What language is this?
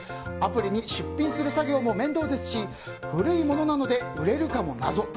Japanese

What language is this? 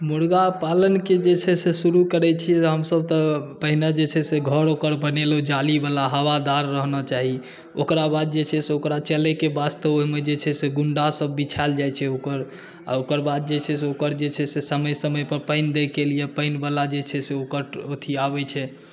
Maithili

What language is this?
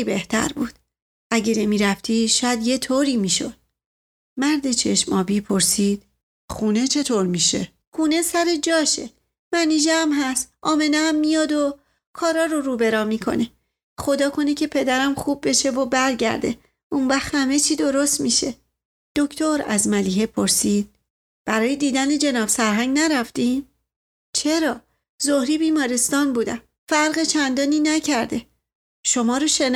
Persian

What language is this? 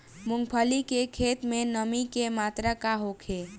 Bhojpuri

